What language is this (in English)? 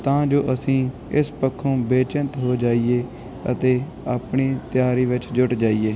Punjabi